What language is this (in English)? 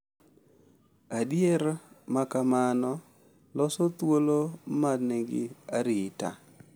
Luo (Kenya and Tanzania)